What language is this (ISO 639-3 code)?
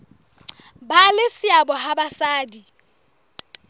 sot